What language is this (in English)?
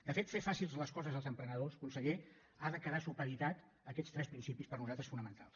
Catalan